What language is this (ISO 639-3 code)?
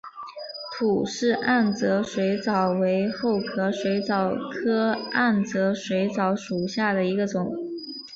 zho